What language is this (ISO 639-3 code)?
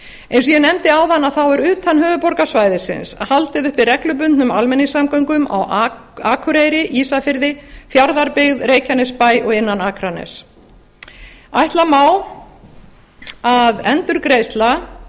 isl